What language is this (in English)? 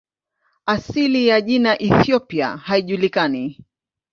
Swahili